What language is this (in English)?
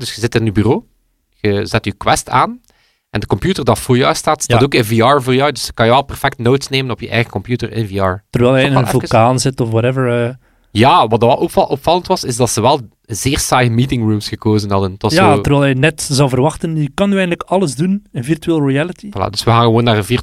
Dutch